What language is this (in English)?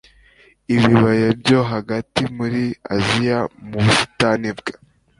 Kinyarwanda